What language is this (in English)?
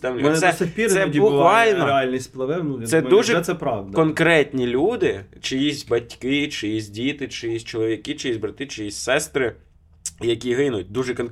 Ukrainian